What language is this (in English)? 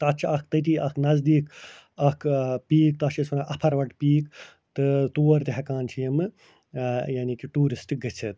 Kashmiri